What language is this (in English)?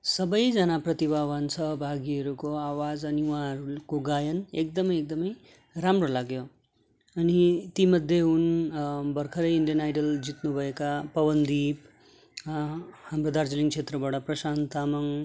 Nepali